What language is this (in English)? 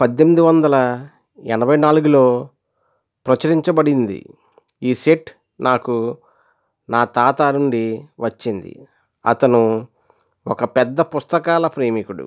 Telugu